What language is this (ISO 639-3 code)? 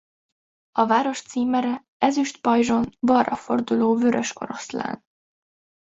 hun